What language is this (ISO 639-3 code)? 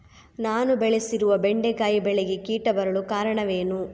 kan